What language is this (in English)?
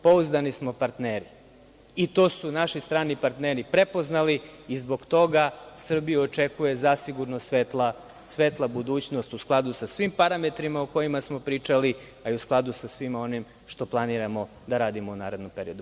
Serbian